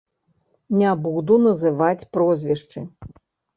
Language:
Belarusian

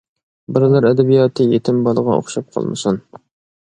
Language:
Uyghur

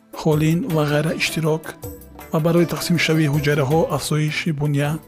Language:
Persian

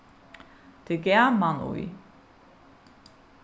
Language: Faroese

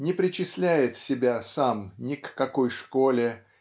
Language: Russian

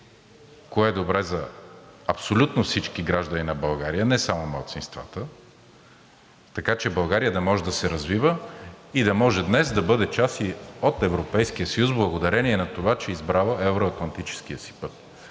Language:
Bulgarian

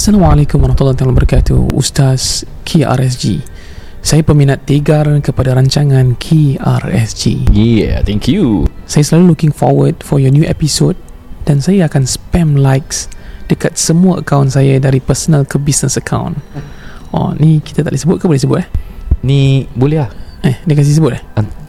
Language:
Malay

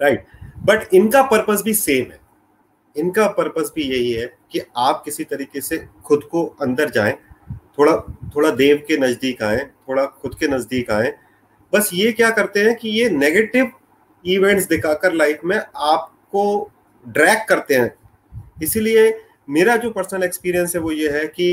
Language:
Hindi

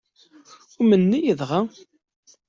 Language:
Kabyle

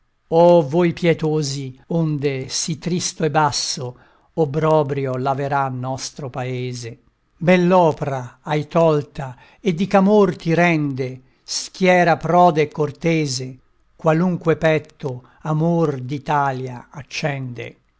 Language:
Italian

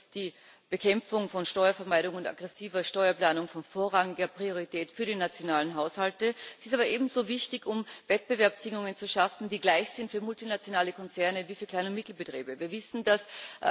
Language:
German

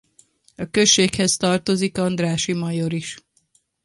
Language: Hungarian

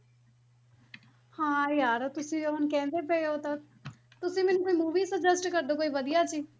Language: Punjabi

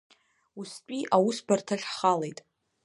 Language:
Abkhazian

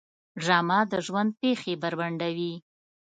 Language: Pashto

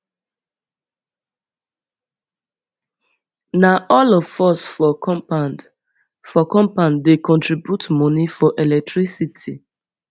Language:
Nigerian Pidgin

